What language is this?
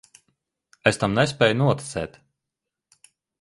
Latvian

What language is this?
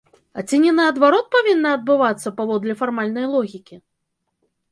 Belarusian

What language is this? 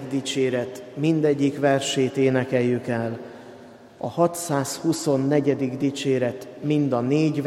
Hungarian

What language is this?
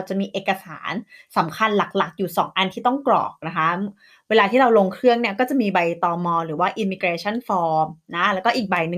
Thai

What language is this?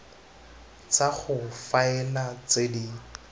Tswana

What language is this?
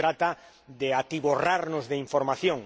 Spanish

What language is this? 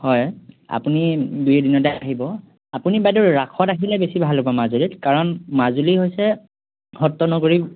Assamese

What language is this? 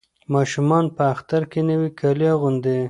Pashto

